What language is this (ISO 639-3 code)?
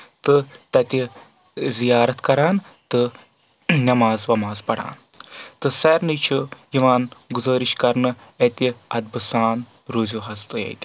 kas